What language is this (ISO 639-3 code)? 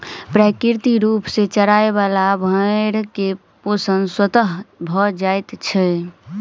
mai